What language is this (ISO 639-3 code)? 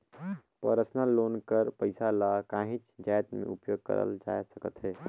hne